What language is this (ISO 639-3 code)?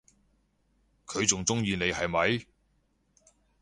yue